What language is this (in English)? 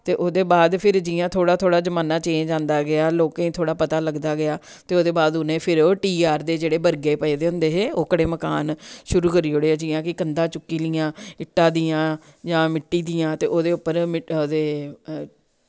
Dogri